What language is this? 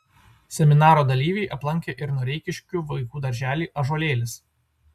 Lithuanian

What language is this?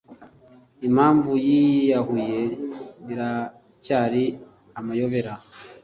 Kinyarwanda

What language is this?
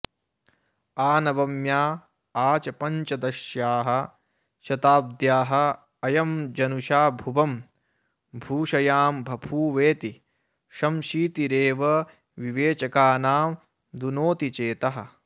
Sanskrit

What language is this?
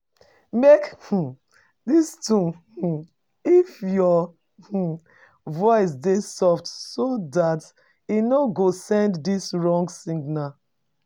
Nigerian Pidgin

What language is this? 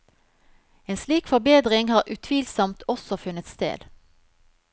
Norwegian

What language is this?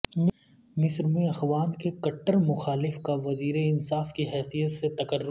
Urdu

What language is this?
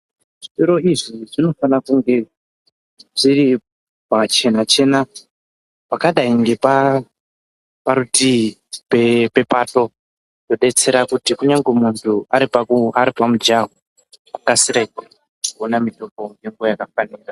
Ndau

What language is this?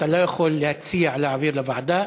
Hebrew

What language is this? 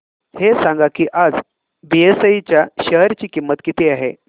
Marathi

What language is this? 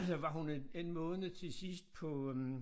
Danish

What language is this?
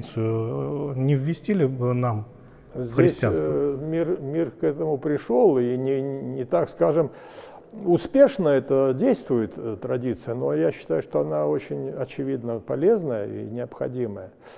Russian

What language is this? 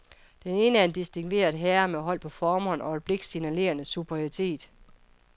Danish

